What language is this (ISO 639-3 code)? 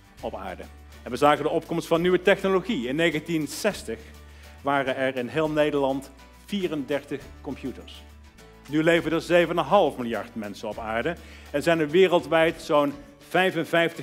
nld